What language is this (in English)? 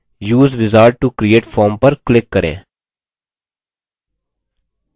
Hindi